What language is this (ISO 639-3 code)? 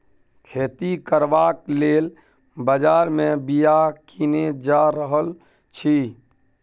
mai